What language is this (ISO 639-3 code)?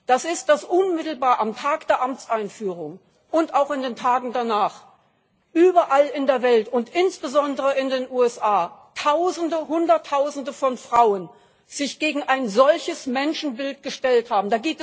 deu